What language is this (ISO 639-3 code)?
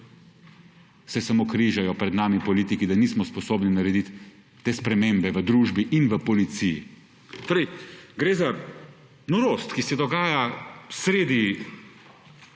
slv